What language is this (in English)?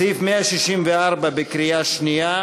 Hebrew